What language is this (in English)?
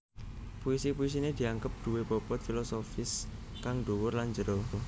Javanese